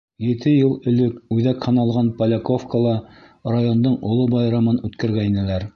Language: Bashkir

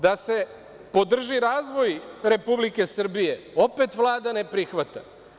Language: Serbian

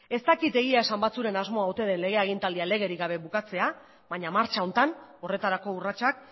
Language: Basque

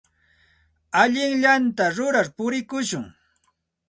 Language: Santa Ana de Tusi Pasco Quechua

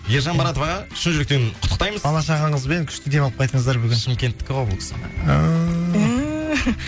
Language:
Kazakh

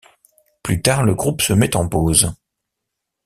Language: French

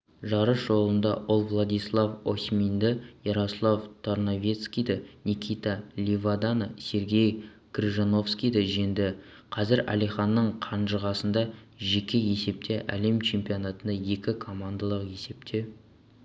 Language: Kazakh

